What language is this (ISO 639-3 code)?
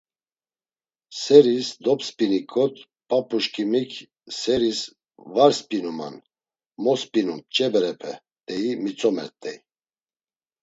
lzz